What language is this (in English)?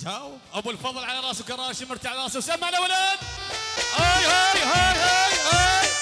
Arabic